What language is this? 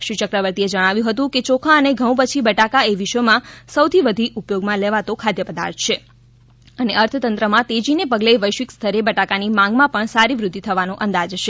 Gujarati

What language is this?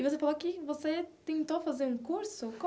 Portuguese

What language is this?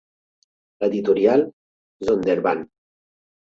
Catalan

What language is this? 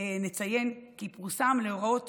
Hebrew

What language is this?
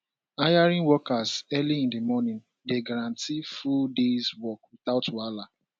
Nigerian Pidgin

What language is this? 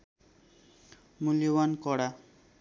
Nepali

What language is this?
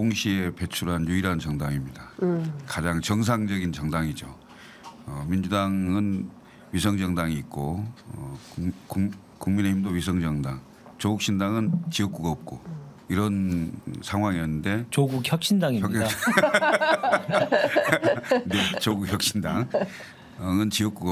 Korean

